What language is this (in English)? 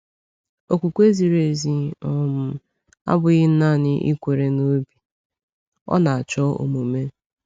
Igbo